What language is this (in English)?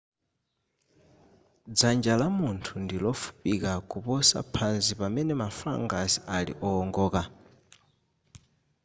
Nyanja